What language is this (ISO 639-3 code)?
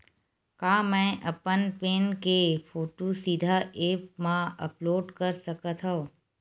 hne